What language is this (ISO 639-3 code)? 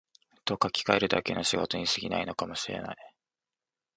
jpn